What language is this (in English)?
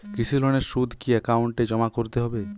Bangla